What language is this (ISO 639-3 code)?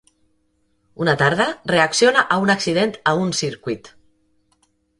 cat